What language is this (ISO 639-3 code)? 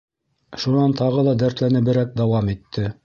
bak